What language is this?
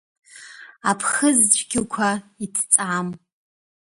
Abkhazian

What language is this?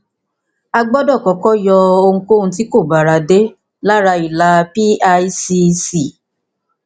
Yoruba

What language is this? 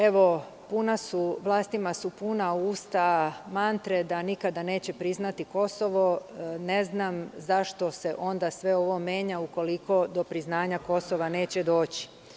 Serbian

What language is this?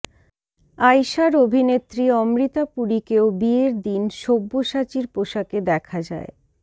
Bangla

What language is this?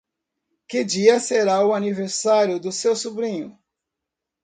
Portuguese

